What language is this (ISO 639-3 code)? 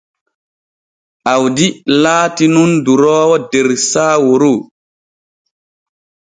fue